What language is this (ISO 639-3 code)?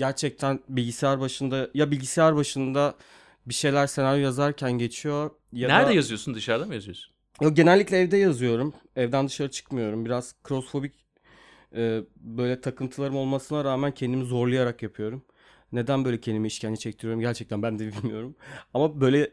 tur